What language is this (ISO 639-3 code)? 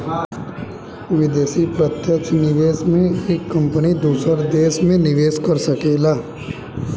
bho